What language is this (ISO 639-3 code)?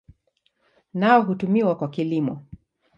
swa